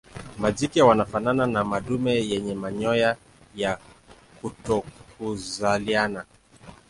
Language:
Swahili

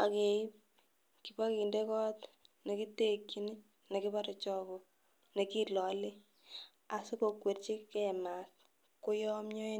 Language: Kalenjin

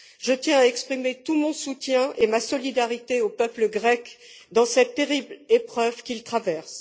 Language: French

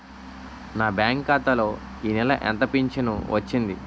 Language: Telugu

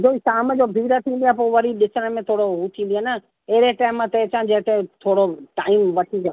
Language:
Sindhi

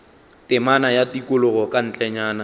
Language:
Northern Sotho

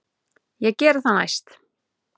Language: Icelandic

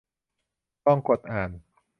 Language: Thai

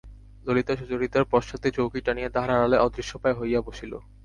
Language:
Bangla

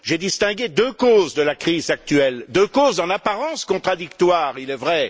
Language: French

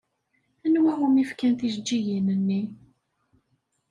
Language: Kabyle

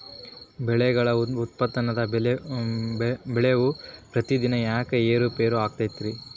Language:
Kannada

